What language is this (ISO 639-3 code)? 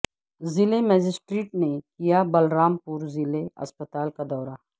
urd